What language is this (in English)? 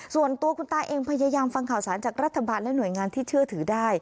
Thai